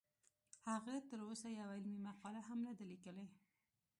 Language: Pashto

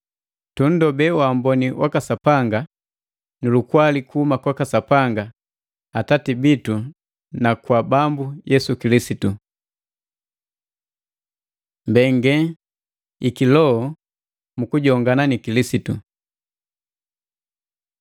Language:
Matengo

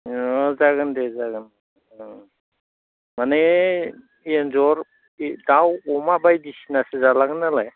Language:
Bodo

